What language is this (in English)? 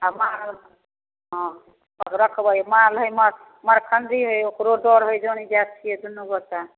Maithili